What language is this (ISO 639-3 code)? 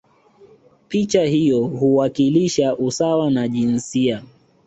swa